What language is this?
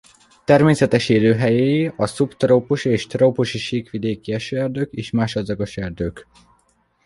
Hungarian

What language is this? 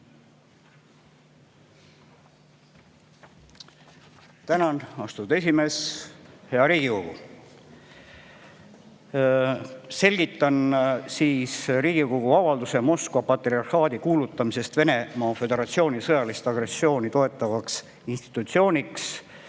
Estonian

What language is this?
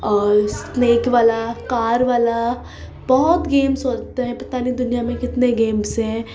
Urdu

